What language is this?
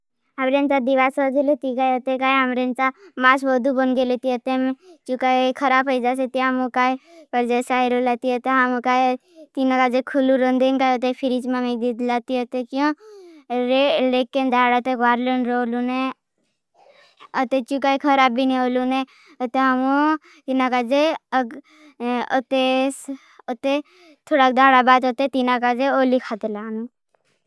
Bhili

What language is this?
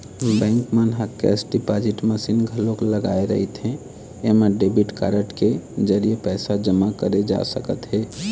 Chhattisgarhi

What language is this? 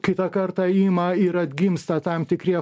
Lithuanian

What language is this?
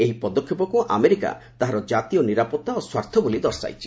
Odia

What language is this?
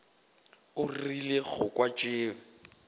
Northern Sotho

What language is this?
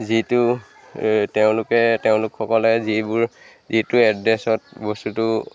Assamese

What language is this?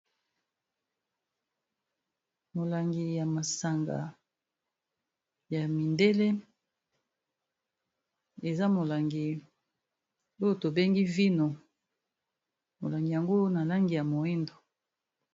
Lingala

